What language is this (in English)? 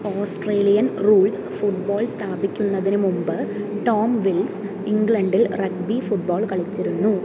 Malayalam